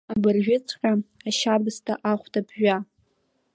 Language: Abkhazian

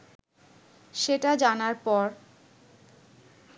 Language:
Bangla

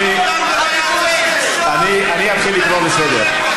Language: Hebrew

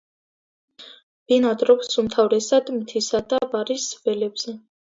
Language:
Georgian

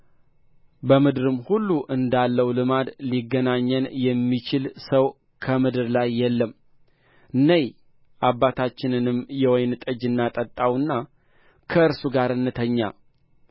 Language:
Amharic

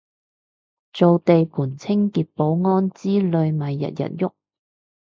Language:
Cantonese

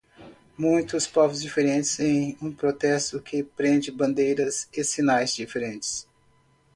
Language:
Portuguese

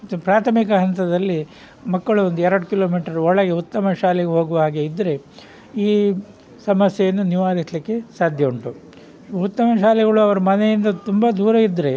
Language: Kannada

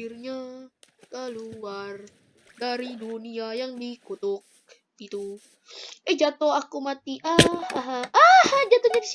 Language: Indonesian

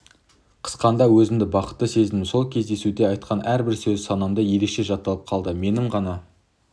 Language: Kazakh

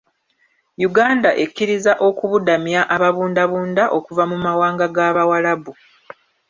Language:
Ganda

